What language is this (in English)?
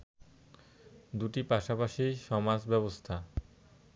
Bangla